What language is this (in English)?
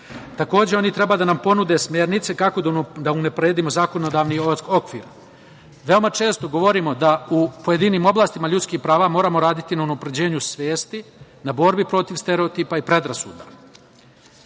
Serbian